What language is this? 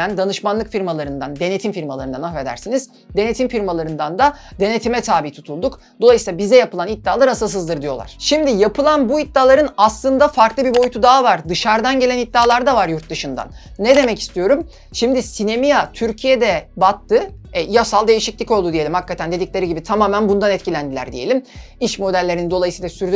Turkish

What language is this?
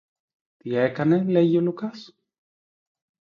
Greek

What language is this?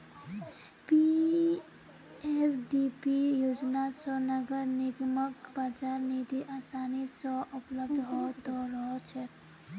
Magahi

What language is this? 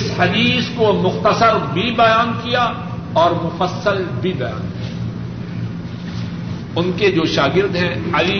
Urdu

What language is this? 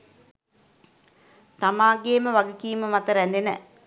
Sinhala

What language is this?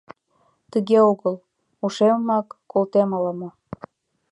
Mari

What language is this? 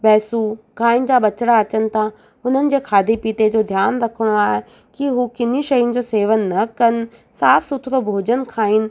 Sindhi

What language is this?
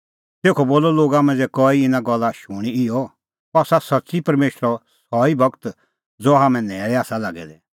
Kullu Pahari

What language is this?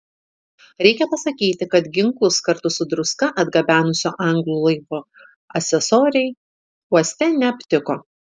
Lithuanian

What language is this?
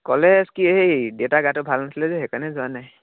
Assamese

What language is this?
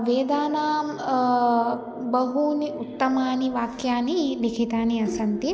Sanskrit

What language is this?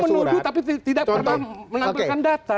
Indonesian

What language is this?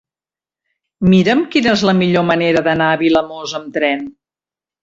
Catalan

